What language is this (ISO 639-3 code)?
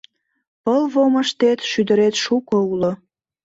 chm